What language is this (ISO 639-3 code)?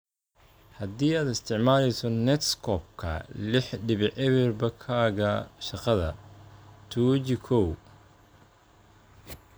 som